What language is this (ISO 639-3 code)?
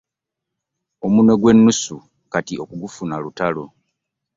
lug